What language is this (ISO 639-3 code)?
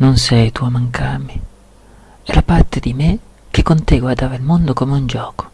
ita